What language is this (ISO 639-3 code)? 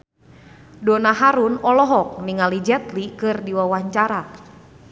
sun